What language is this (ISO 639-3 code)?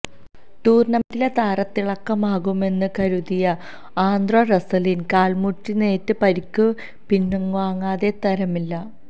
mal